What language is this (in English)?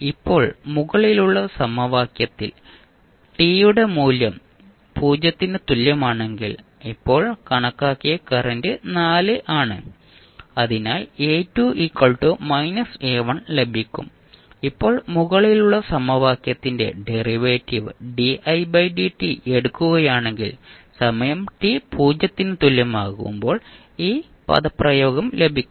Malayalam